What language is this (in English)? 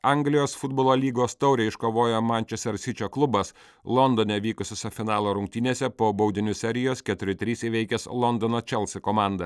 Lithuanian